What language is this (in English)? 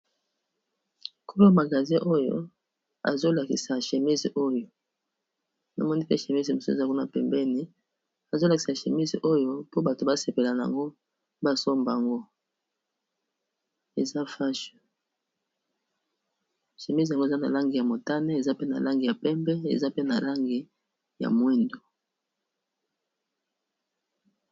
Lingala